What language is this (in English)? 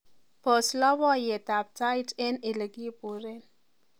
Kalenjin